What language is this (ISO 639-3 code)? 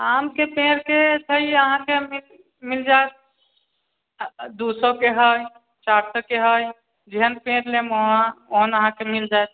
mai